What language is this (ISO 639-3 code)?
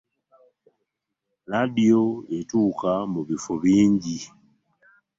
lug